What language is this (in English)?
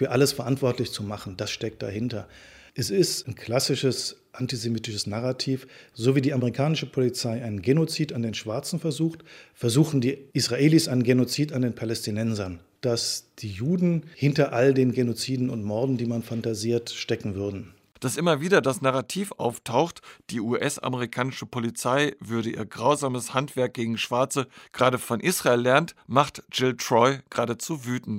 German